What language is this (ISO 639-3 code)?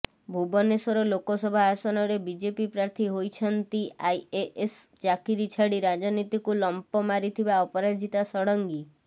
ori